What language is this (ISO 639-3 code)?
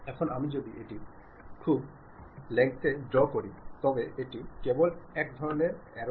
ben